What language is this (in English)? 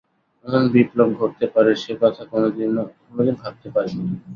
Bangla